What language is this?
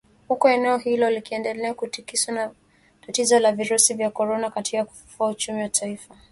Swahili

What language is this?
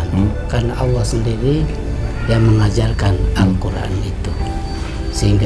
Malay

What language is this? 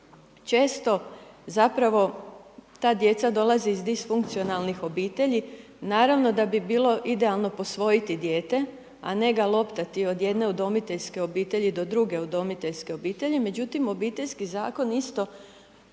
Croatian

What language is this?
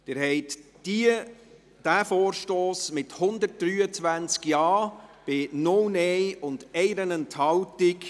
Swiss German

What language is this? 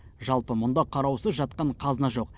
Kazakh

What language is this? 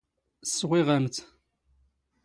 Standard Moroccan Tamazight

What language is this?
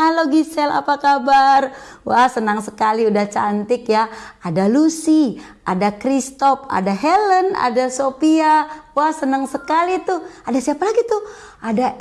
Indonesian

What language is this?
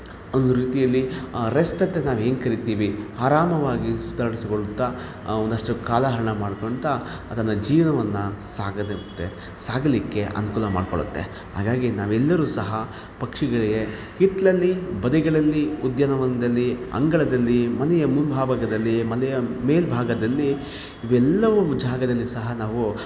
Kannada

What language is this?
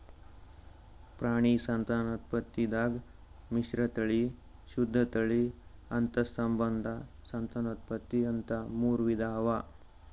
Kannada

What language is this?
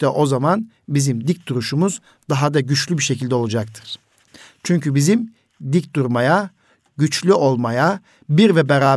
Turkish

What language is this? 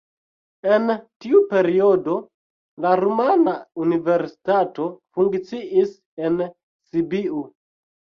Esperanto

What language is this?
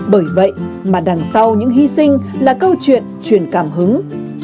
Vietnamese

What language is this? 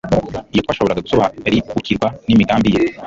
Kinyarwanda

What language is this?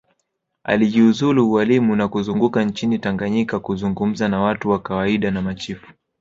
Swahili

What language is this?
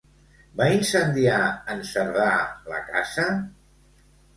Catalan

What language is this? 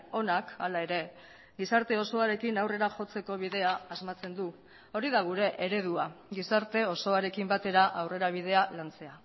Basque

